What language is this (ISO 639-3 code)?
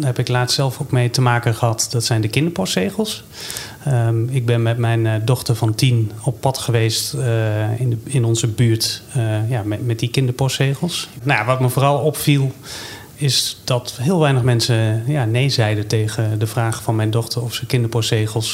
nld